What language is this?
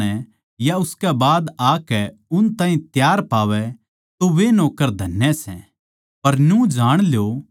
Haryanvi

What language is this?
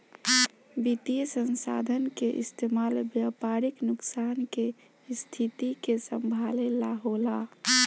Bhojpuri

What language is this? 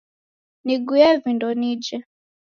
Taita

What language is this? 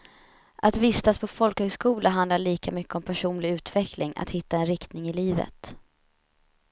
Swedish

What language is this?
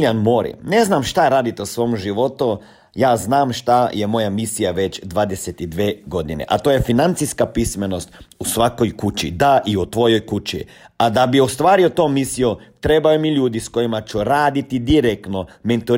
Croatian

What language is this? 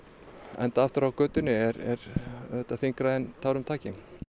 Icelandic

